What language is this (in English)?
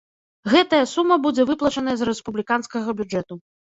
Belarusian